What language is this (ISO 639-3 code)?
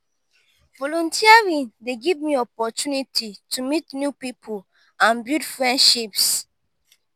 pcm